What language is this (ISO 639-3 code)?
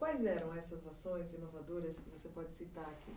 por